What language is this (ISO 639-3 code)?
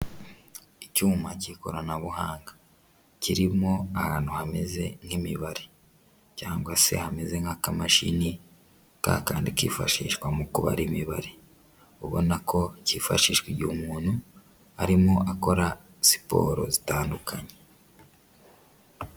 kin